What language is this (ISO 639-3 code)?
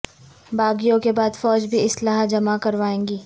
urd